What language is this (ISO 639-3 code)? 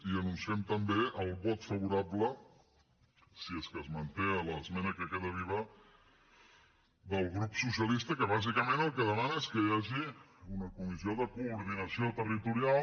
cat